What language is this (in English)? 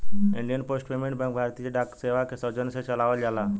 Bhojpuri